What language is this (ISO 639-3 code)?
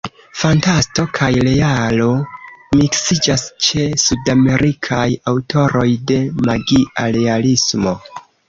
epo